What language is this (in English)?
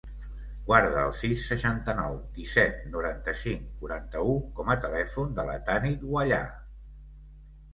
Catalan